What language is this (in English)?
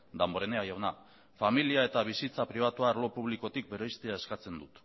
Basque